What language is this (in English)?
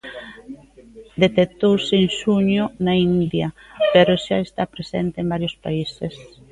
Galician